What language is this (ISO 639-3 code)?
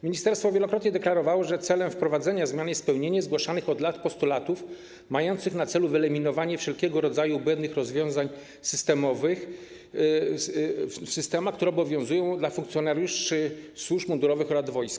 pol